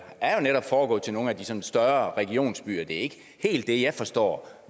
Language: Danish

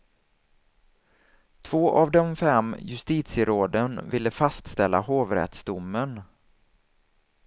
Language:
Swedish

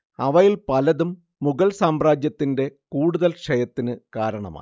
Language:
Malayalam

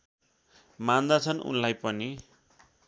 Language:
Nepali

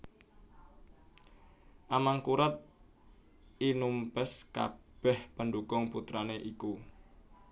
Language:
Javanese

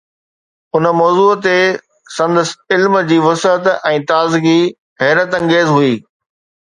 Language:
Sindhi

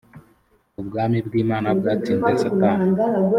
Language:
Kinyarwanda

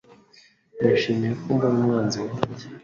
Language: Kinyarwanda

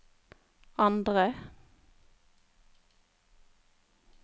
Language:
Norwegian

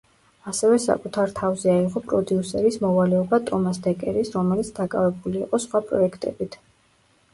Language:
Georgian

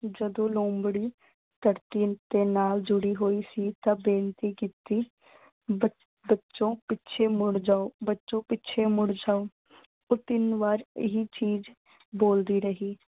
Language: Punjabi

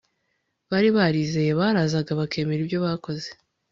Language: Kinyarwanda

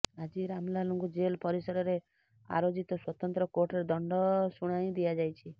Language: Odia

